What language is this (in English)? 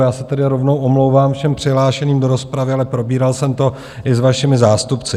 Czech